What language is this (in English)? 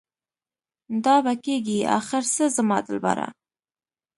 Pashto